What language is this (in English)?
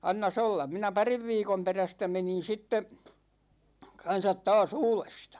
Finnish